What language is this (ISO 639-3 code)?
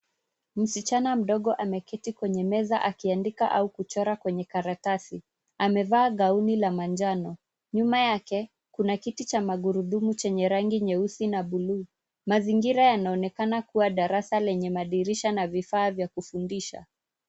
swa